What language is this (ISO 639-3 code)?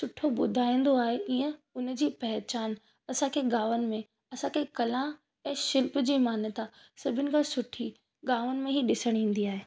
snd